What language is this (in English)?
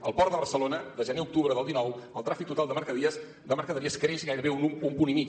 Catalan